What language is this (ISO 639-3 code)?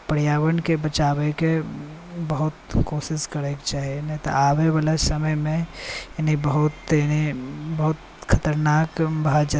mai